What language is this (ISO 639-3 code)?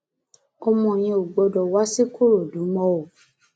yor